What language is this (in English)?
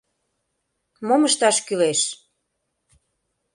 Mari